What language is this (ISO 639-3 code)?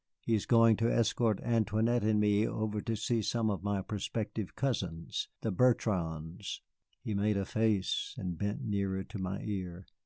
eng